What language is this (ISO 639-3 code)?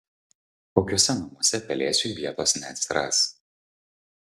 lit